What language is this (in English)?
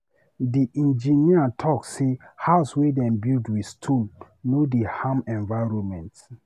Nigerian Pidgin